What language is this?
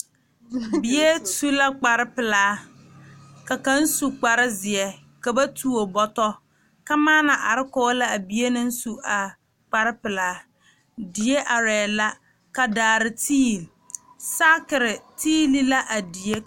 Southern Dagaare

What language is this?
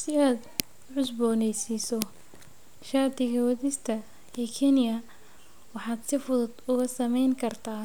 Somali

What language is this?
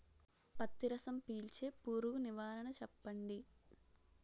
Telugu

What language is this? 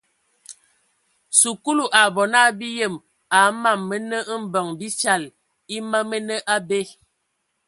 Ewondo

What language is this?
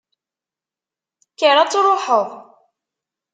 Kabyle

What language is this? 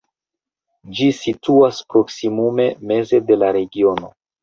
Esperanto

